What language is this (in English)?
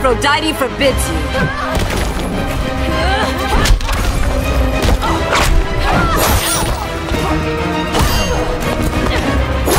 English